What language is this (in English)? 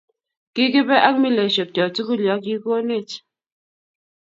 Kalenjin